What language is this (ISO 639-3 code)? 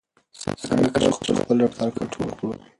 pus